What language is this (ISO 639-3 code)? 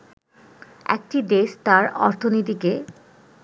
ben